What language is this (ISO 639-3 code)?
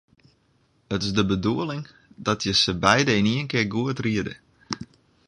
fry